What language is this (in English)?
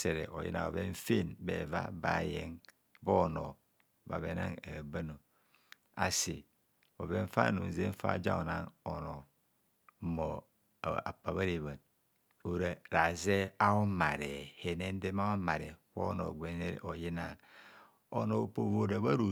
Kohumono